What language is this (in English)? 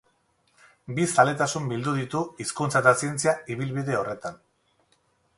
Basque